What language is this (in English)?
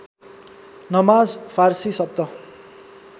Nepali